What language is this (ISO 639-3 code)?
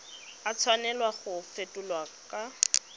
tsn